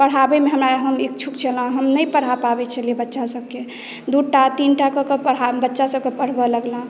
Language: Maithili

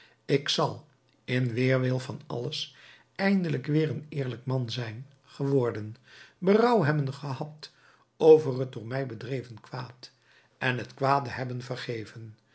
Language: Dutch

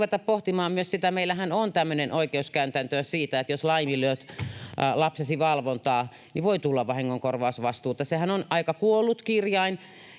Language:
Finnish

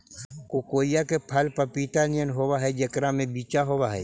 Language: Magahi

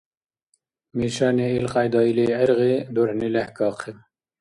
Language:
Dargwa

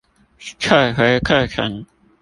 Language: Chinese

